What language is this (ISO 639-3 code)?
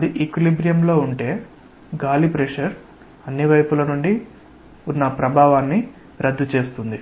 tel